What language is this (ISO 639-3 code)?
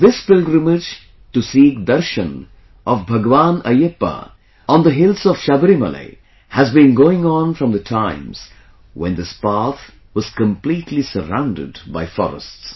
eng